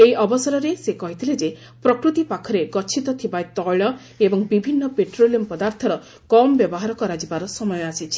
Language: Odia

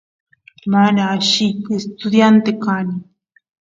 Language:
Santiago del Estero Quichua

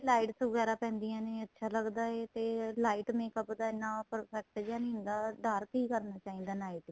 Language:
Punjabi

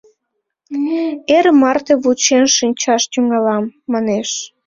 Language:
Mari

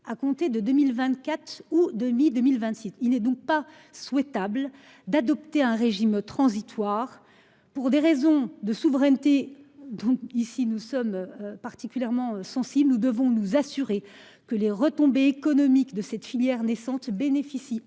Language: French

